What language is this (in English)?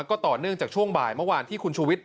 Thai